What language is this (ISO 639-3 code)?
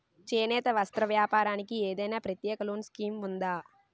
tel